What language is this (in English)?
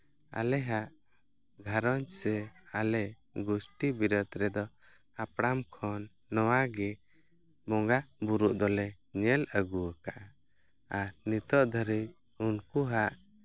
Santali